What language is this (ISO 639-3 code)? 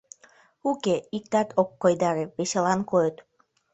chm